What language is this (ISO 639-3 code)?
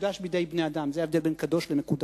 heb